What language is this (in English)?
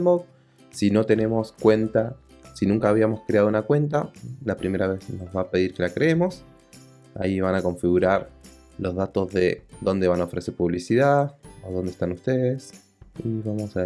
Spanish